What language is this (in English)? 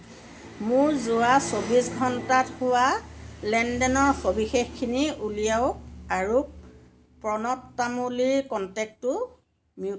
Assamese